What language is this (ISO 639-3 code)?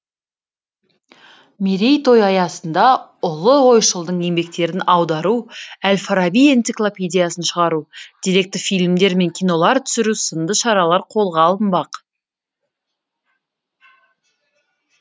kaz